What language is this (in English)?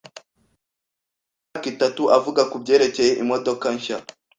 Kinyarwanda